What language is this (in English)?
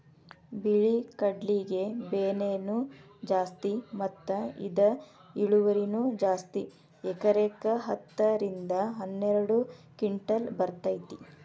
Kannada